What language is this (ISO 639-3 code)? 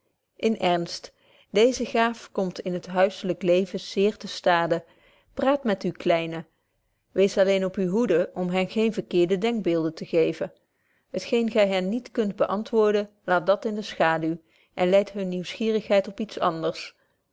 nld